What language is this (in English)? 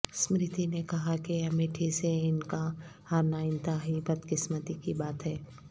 Urdu